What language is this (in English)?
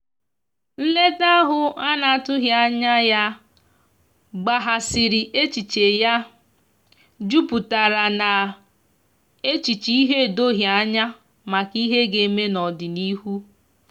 Igbo